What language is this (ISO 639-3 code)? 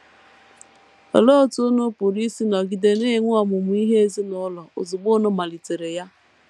ibo